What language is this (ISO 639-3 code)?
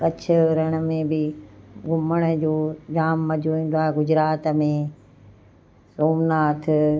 snd